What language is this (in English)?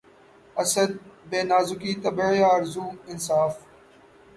Urdu